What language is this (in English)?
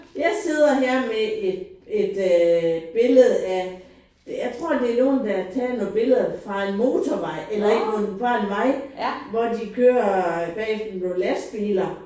Danish